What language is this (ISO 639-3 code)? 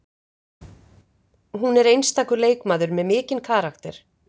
isl